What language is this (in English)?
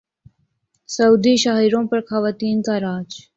Urdu